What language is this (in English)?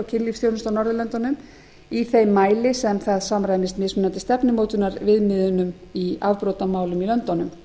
Icelandic